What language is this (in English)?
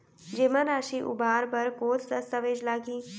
Chhattisgarhi